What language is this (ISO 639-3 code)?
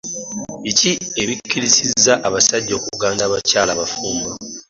lug